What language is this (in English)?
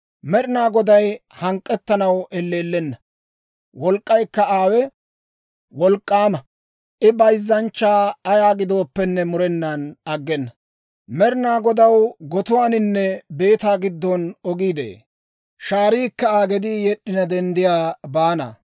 Dawro